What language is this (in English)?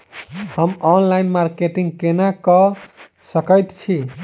Maithili